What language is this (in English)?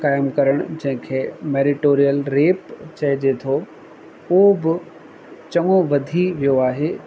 Sindhi